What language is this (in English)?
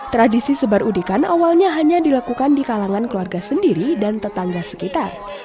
Indonesian